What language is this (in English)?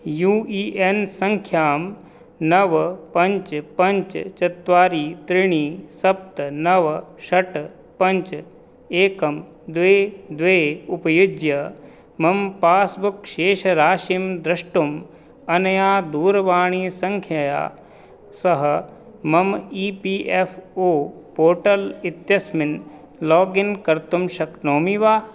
Sanskrit